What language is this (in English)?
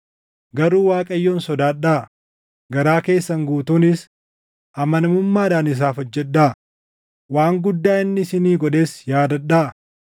Oromo